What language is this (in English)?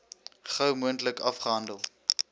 Afrikaans